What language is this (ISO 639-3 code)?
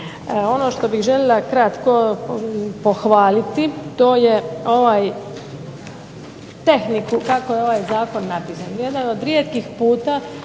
hrv